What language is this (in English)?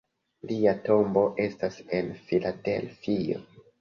Esperanto